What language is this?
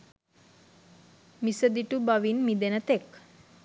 Sinhala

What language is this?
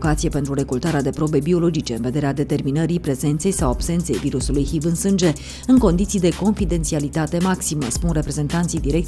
Romanian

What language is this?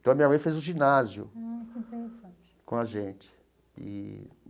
Portuguese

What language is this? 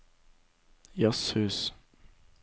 Norwegian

